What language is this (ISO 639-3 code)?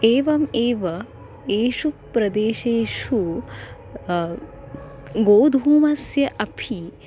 san